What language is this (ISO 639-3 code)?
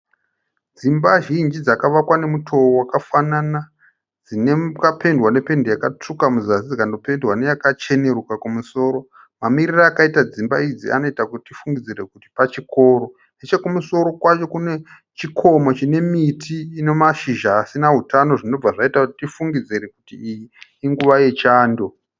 sna